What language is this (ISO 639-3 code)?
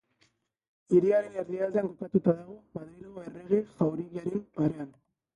eus